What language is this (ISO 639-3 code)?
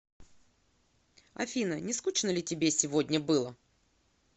rus